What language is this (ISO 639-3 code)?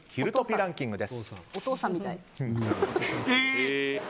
jpn